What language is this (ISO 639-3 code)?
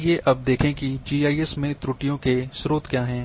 hin